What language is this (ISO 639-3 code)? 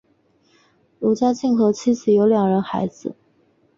zho